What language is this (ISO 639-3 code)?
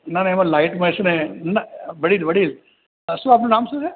guj